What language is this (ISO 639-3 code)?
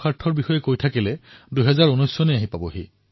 asm